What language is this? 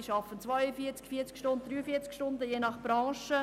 Swiss German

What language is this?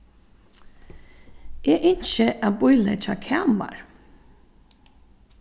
Faroese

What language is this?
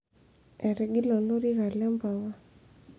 Masai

